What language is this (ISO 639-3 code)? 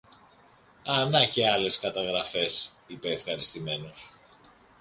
ell